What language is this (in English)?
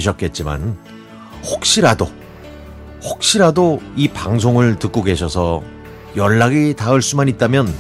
Korean